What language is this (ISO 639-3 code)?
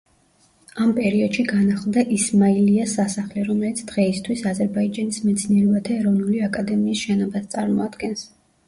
kat